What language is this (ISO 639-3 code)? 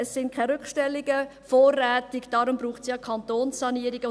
gsw